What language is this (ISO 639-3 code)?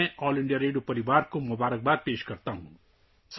urd